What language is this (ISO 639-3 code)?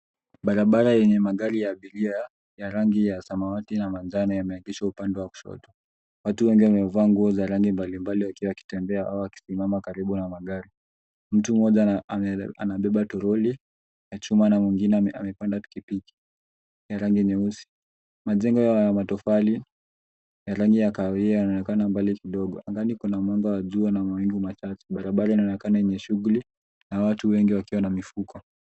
swa